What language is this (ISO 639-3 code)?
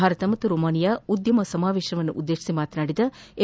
kan